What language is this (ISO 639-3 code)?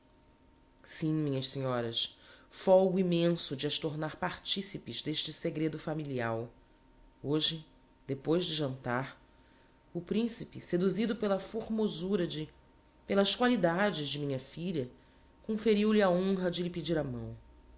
por